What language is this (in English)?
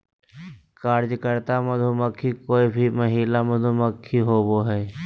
Magahi